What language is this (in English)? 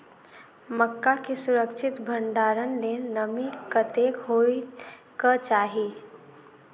Maithili